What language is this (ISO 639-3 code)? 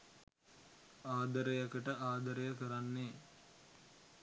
sin